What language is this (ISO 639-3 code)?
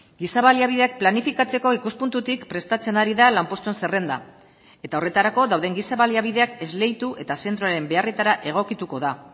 eus